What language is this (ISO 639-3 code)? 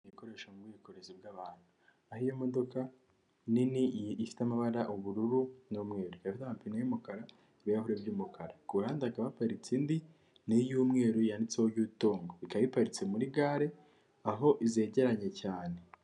kin